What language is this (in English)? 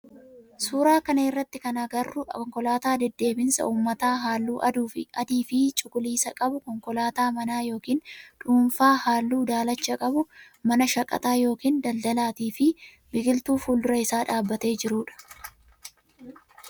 Oromo